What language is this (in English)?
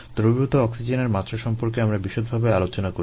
Bangla